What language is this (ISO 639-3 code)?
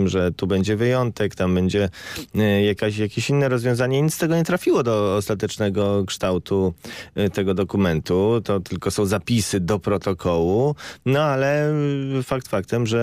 pol